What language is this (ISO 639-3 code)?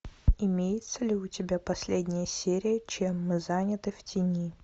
rus